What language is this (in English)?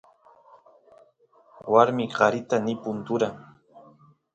Santiago del Estero Quichua